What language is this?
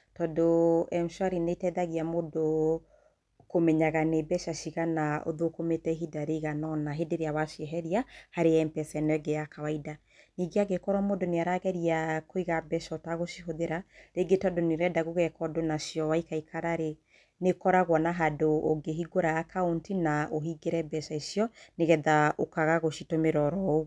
Kikuyu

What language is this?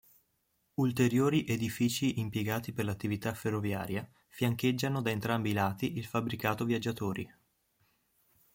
Italian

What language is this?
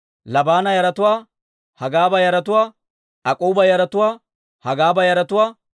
Dawro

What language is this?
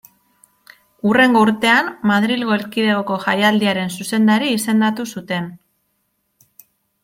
Basque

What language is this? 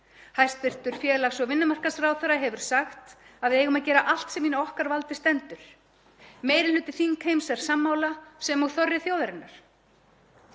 Icelandic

